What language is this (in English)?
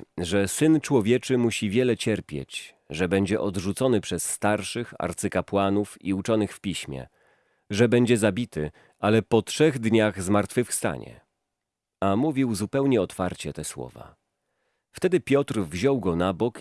Polish